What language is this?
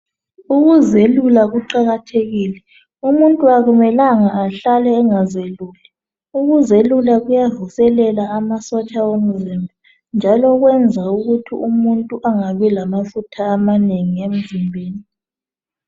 North Ndebele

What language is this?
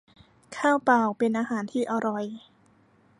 Thai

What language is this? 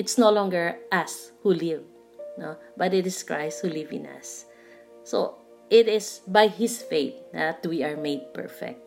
Filipino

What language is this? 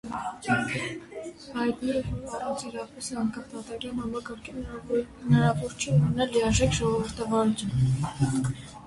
Armenian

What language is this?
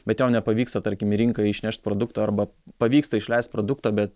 Lithuanian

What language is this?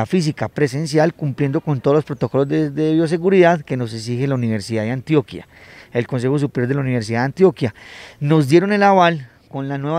Spanish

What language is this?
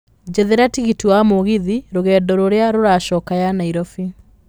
Kikuyu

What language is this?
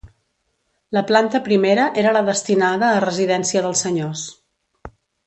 Catalan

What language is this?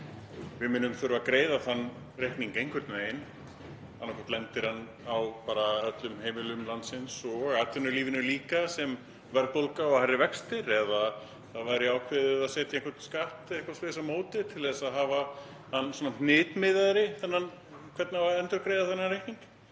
Icelandic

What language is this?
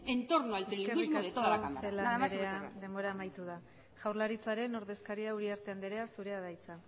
Basque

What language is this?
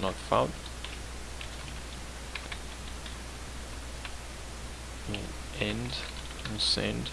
Portuguese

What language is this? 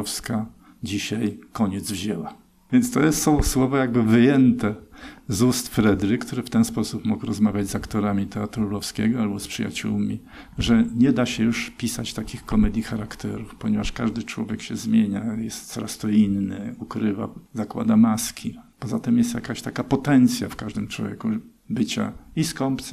Polish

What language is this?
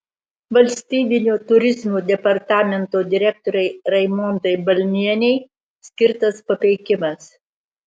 Lithuanian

